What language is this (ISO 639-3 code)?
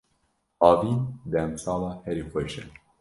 kur